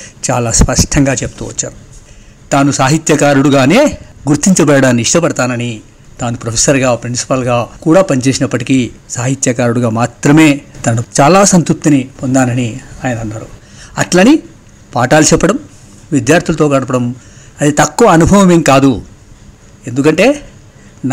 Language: Telugu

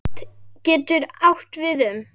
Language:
Icelandic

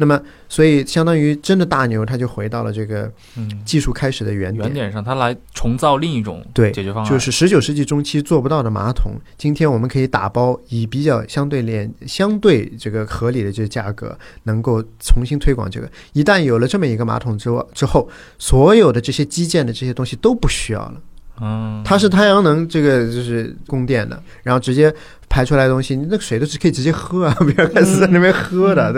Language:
Chinese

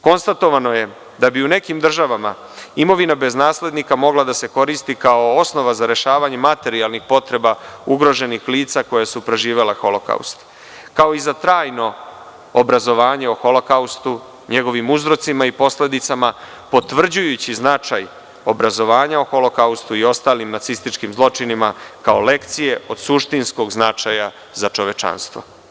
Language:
Serbian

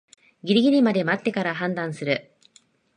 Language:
Japanese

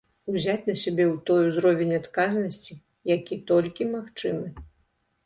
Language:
Belarusian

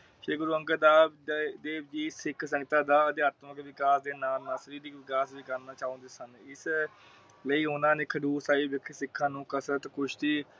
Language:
Punjabi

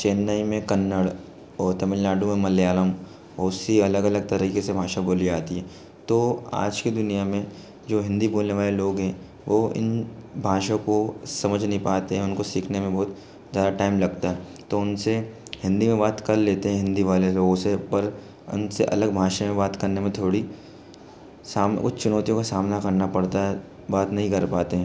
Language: Hindi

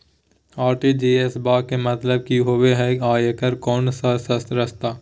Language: Magahi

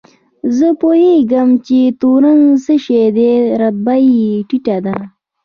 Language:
Pashto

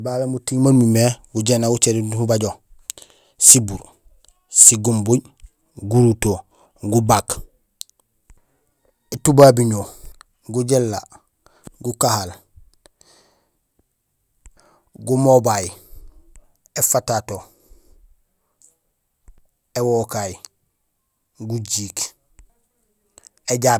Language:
Gusilay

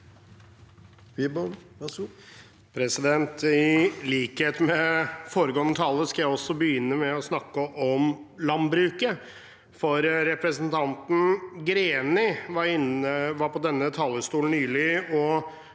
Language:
Norwegian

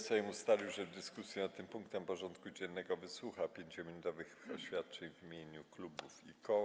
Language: Polish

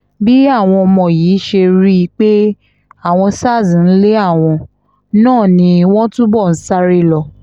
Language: Yoruba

